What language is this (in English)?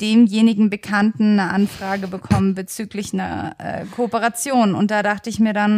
German